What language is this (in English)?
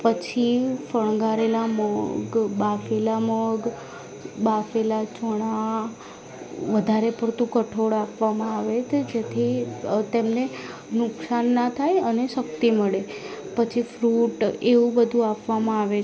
Gujarati